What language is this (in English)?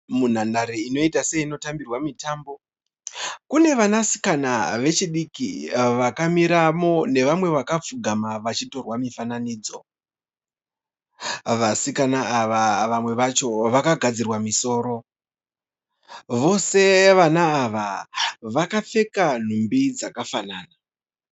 Shona